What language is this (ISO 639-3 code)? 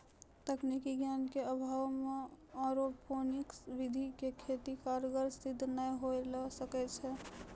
mai